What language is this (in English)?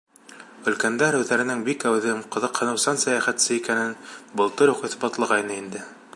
Bashkir